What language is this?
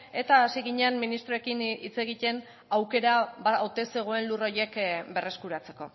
Basque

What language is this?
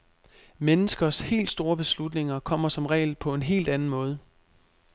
Danish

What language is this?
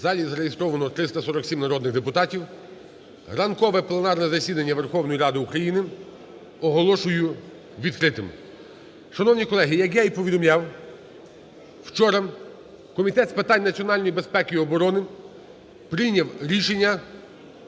Ukrainian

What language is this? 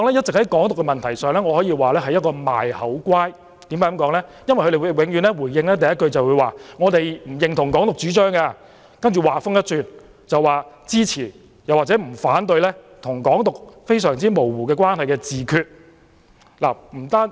Cantonese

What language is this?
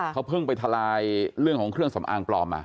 Thai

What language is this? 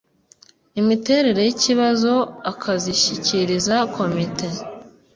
Kinyarwanda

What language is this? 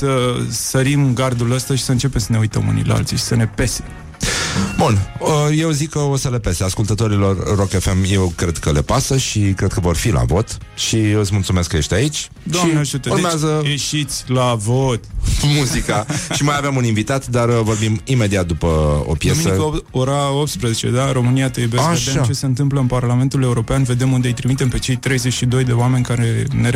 Romanian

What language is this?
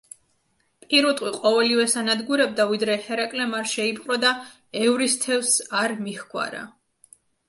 Georgian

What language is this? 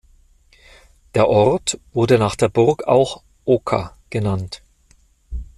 German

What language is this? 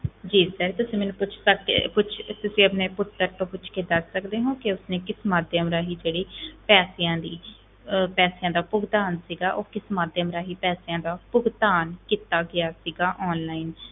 Punjabi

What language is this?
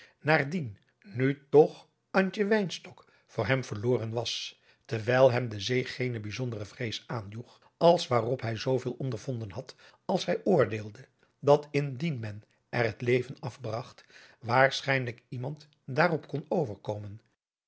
Dutch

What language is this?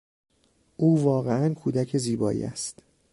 Persian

